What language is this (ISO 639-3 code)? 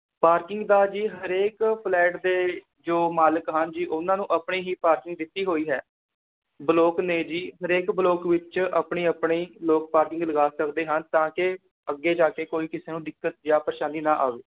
pan